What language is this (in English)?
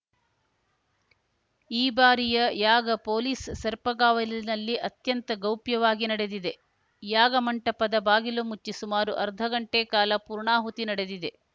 Kannada